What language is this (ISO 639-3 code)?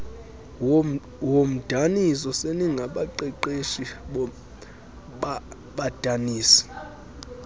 xho